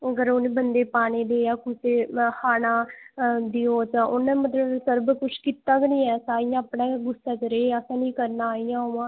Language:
Dogri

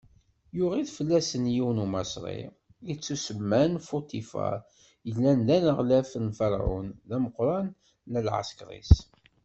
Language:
Kabyle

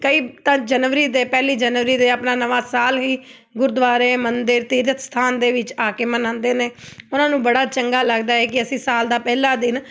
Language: Punjabi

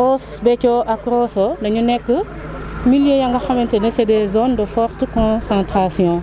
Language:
French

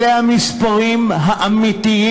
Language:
Hebrew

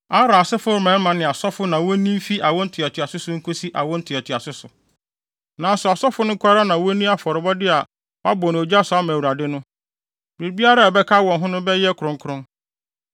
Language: Akan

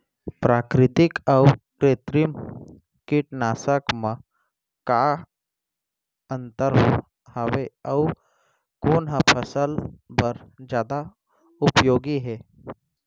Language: Chhattisgarhi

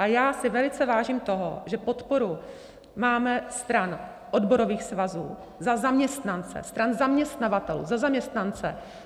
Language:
Czech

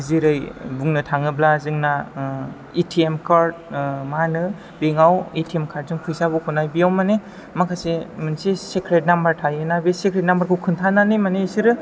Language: Bodo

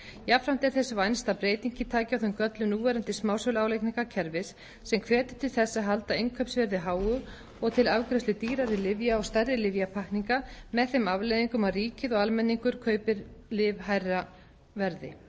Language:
Icelandic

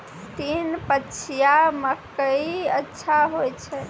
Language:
Maithili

